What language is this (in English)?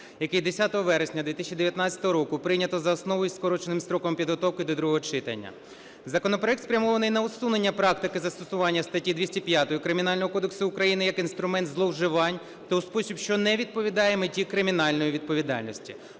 Ukrainian